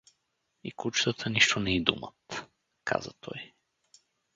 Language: Bulgarian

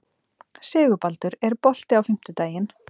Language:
Icelandic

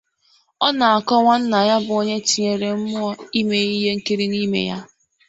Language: Igbo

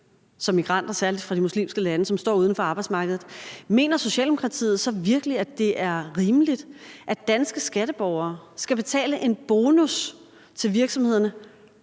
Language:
Danish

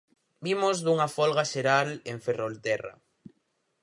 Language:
Galician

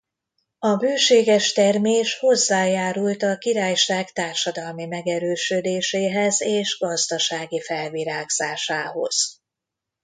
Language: Hungarian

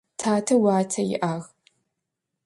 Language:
Adyghe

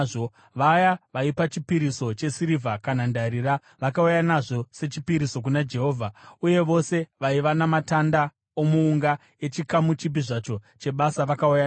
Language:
Shona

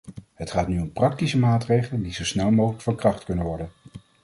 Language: Dutch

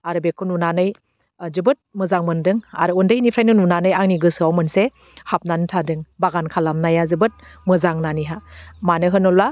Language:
Bodo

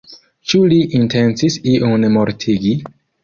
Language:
Esperanto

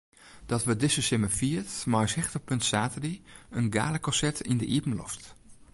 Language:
Western Frisian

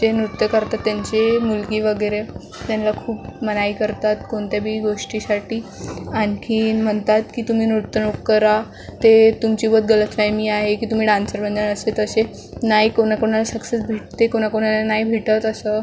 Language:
Marathi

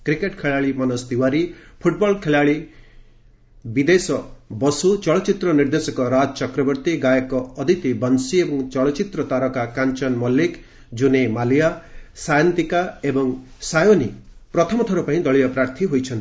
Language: Odia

